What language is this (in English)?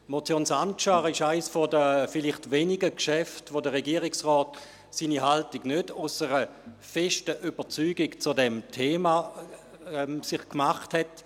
Swiss German